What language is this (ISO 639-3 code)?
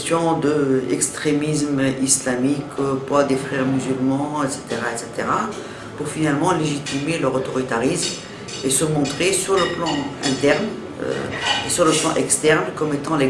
fra